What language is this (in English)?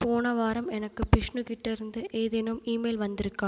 Tamil